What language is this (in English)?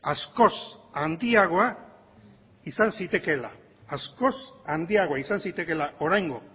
Basque